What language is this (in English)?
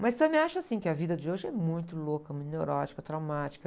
Portuguese